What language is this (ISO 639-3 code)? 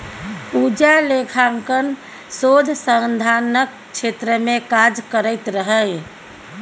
mai